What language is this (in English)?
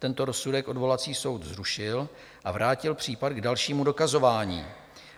Czech